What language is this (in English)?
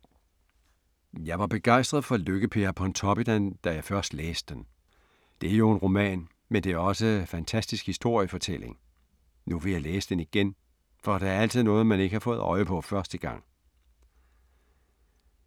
Danish